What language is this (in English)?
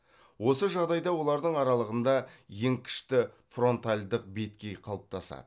Kazakh